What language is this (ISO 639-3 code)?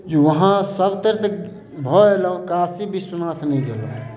mai